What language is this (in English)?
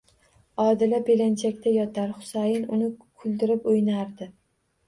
Uzbek